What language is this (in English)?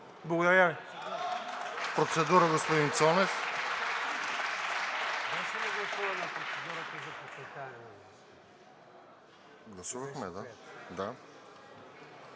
Bulgarian